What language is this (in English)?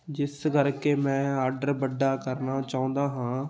Punjabi